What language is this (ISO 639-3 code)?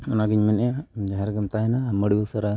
sat